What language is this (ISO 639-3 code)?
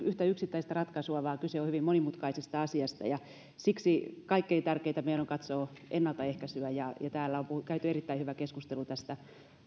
fin